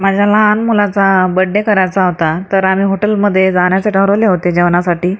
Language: Marathi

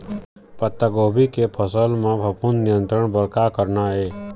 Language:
Chhattisgarhi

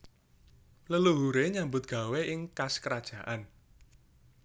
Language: Javanese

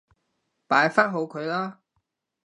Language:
Cantonese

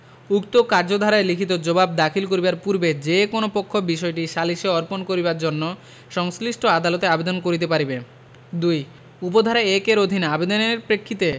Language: Bangla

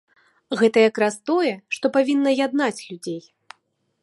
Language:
Belarusian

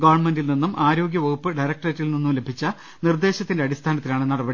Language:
Malayalam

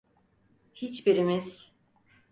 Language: Turkish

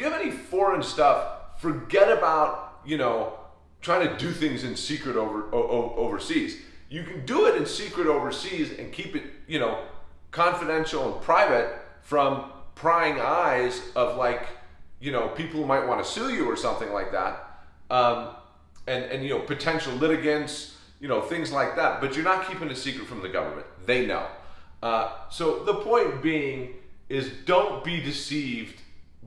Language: English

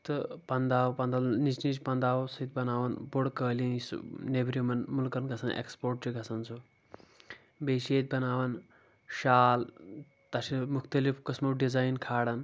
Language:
Kashmiri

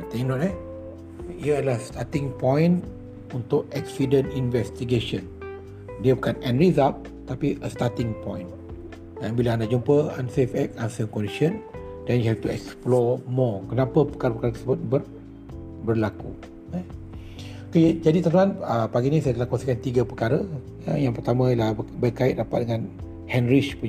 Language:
Malay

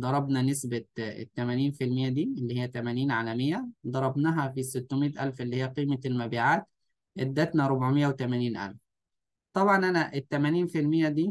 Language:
Arabic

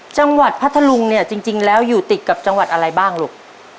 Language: Thai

